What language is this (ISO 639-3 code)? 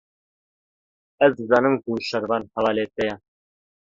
kur